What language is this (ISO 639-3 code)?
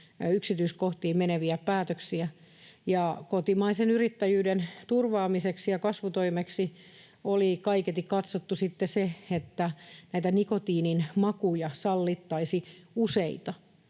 fin